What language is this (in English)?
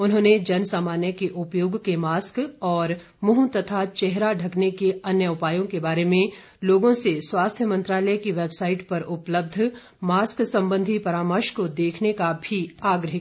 Hindi